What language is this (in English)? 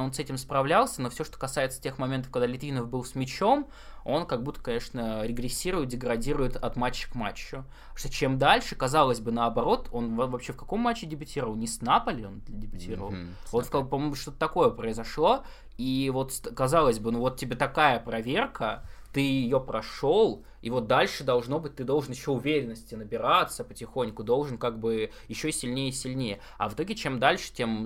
Russian